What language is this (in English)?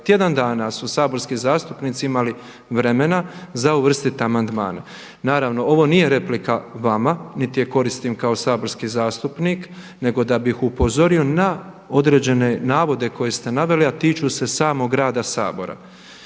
Croatian